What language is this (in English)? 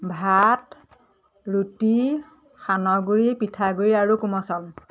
Assamese